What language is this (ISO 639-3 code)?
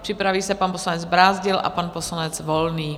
ces